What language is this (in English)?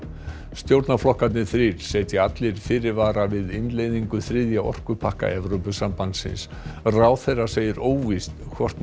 Icelandic